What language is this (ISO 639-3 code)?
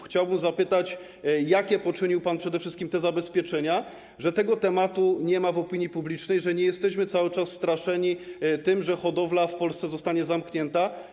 pol